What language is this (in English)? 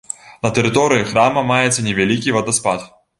Belarusian